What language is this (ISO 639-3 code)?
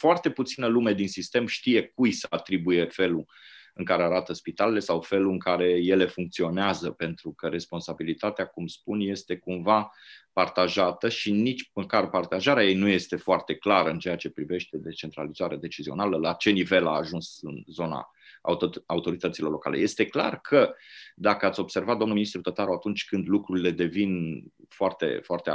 ron